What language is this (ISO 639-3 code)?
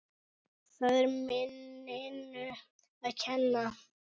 isl